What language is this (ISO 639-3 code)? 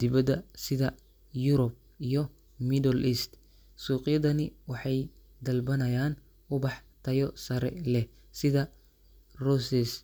som